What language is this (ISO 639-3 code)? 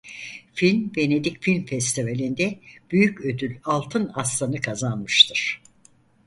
tur